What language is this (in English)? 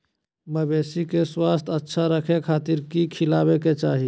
Magahi